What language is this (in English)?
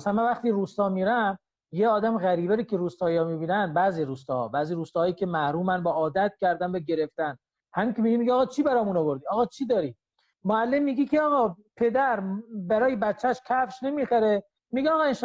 Persian